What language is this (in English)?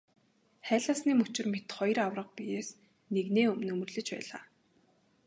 Mongolian